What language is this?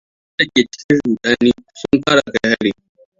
Hausa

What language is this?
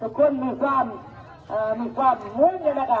Thai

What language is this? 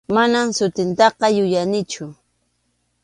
Arequipa-La Unión Quechua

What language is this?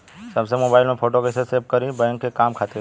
Bhojpuri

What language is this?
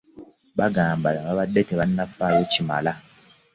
Ganda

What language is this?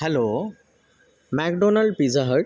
Marathi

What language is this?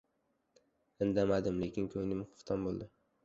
Uzbek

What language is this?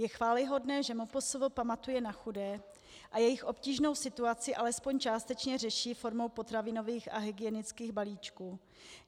Czech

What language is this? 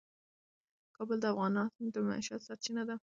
Pashto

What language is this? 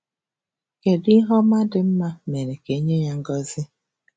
Igbo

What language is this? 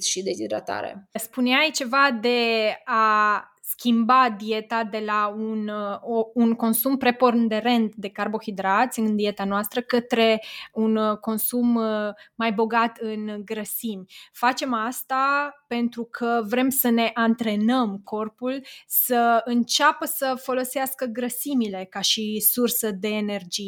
Romanian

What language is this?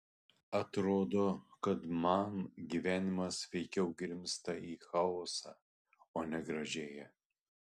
Lithuanian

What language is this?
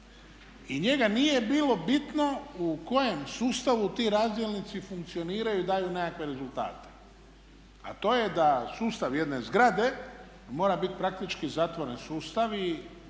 Croatian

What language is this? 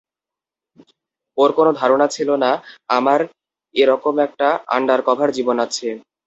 Bangla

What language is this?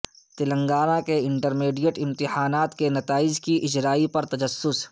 Urdu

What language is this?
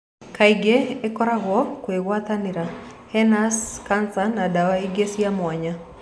Kikuyu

